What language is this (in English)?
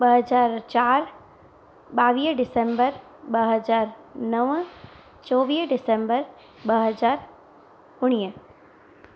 Sindhi